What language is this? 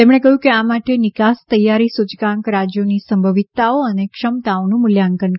Gujarati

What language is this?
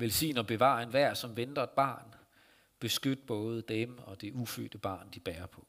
Danish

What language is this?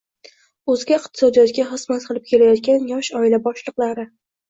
Uzbek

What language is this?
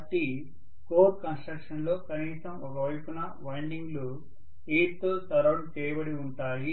Telugu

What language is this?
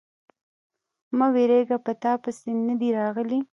Pashto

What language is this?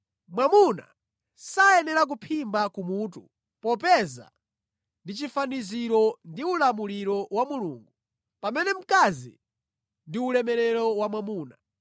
Nyanja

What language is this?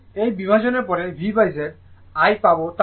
Bangla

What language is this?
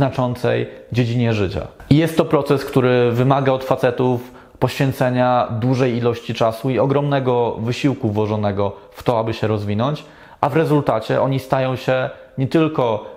Polish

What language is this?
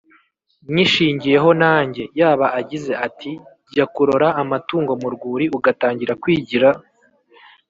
Kinyarwanda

